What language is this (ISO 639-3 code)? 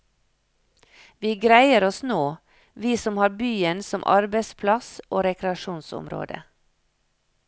nor